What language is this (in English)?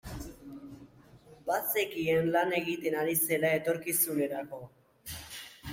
Basque